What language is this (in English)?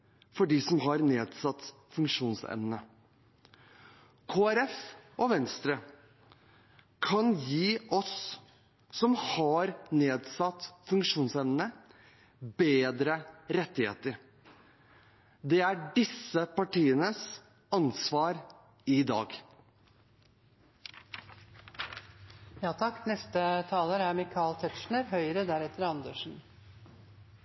Norwegian Bokmål